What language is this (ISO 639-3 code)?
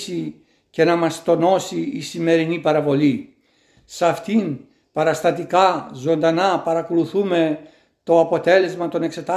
ell